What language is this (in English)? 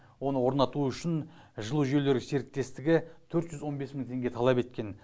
Kazakh